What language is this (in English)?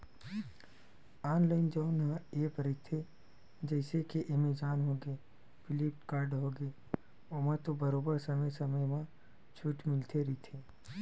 Chhattisgarhi